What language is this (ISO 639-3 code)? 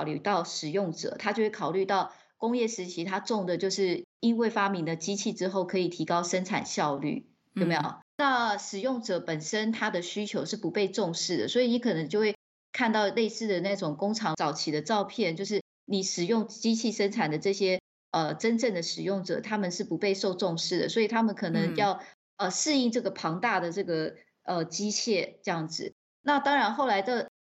zho